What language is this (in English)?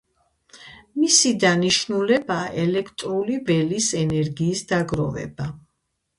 Georgian